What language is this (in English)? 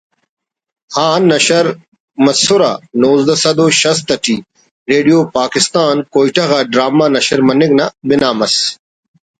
Brahui